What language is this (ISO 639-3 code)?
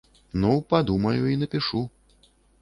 bel